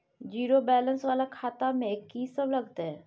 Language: Maithili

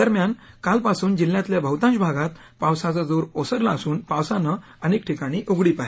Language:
Marathi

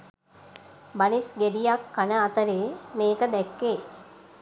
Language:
Sinhala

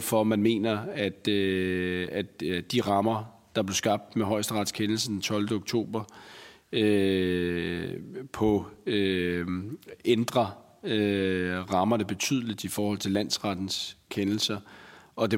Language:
Danish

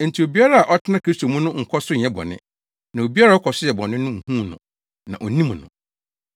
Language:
Akan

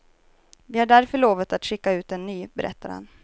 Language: Swedish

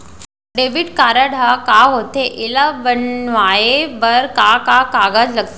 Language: Chhattisgarhi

